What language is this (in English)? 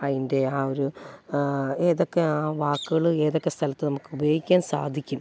Malayalam